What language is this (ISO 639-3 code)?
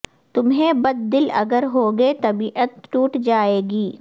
urd